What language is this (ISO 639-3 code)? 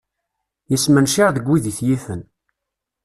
kab